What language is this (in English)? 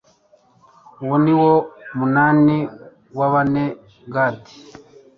Kinyarwanda